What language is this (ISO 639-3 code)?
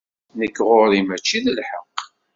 kab